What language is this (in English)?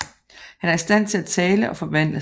Danish